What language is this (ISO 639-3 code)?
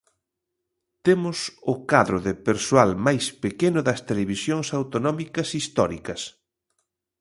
glg